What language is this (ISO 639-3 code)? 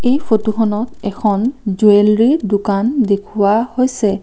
asm